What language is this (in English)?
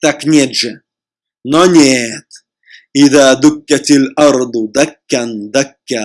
Russian